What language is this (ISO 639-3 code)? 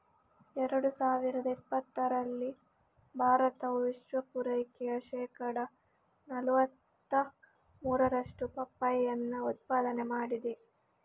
kan